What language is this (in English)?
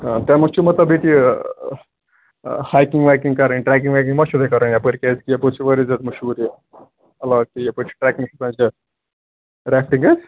Kashmiri